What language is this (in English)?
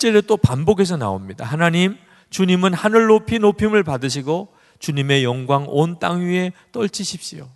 Korean